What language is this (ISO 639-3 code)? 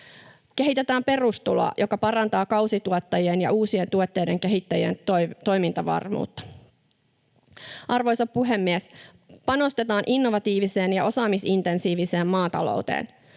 fin